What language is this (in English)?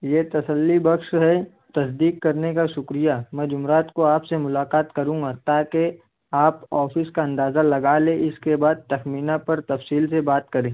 Urdu